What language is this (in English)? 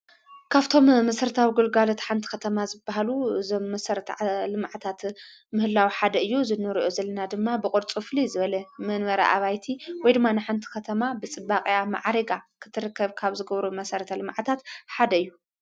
Tigrinya